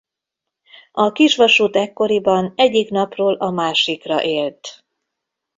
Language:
Hungarian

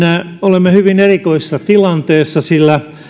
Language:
Finnish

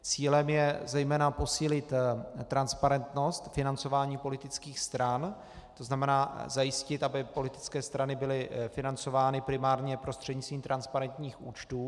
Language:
Czech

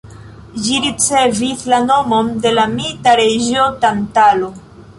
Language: Esperanto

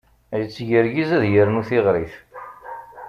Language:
Kabyle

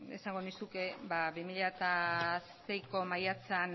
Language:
Basque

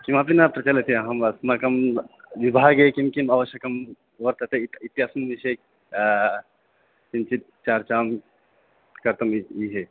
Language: Sanskrit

